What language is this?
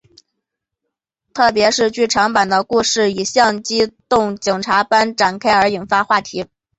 Chinese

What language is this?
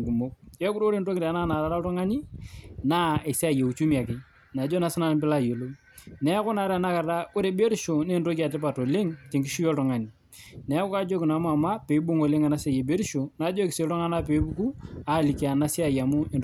Masai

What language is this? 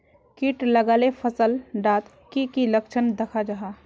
Magahi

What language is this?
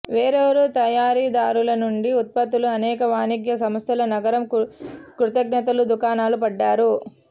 Telugu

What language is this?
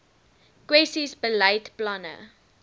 Afrikaans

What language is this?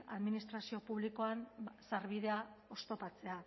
Basque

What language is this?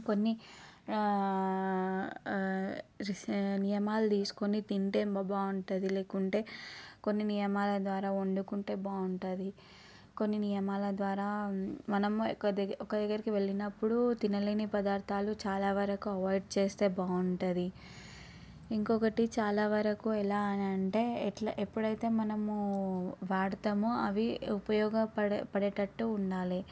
Telugu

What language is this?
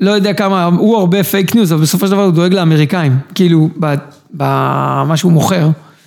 Hebrew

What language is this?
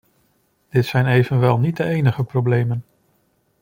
Dutch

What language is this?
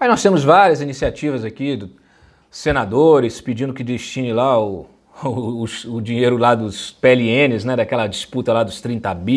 Portuguese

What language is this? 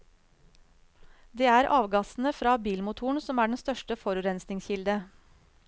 Norwegian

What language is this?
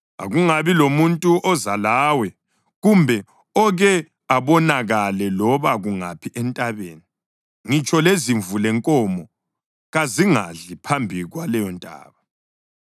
North Ndebele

